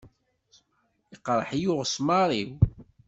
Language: Kabyle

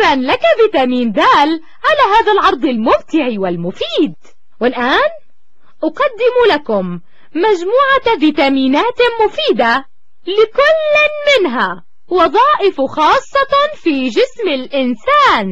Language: Arabic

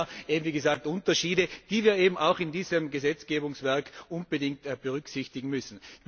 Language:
German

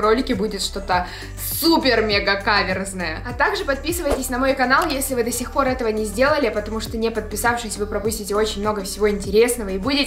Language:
Russian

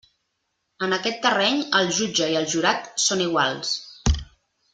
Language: Catalan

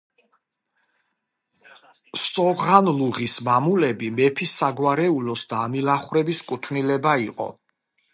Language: Georgian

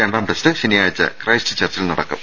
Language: Malayalam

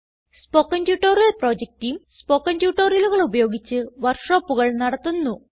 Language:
Malayalam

